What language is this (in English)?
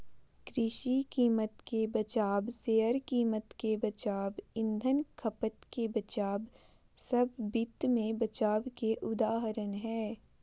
Magahi